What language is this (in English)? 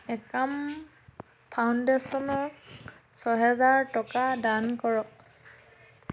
Assamese